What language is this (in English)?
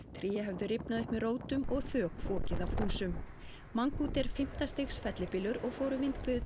Icelandic